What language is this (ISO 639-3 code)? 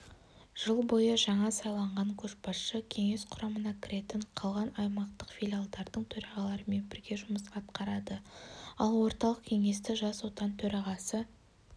kaz